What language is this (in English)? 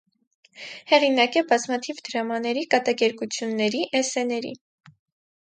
Armenian